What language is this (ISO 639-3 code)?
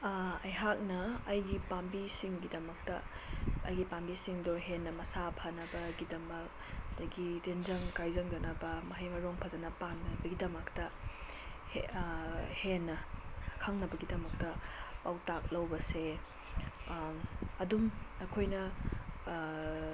mni